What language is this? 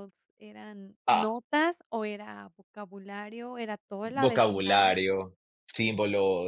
Spanish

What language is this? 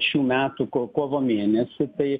Lithuanian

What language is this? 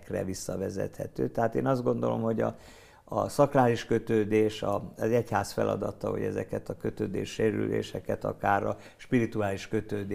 Hungarian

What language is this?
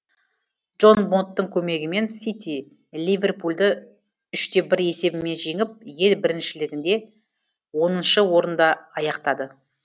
Kazakh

